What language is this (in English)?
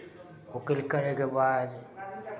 Maithili